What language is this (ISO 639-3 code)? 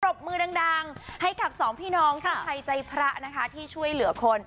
tha